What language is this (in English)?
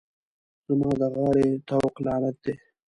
Pashto